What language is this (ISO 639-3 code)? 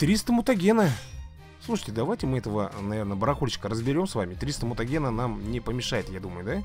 rus